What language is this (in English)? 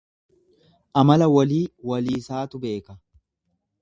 Oromo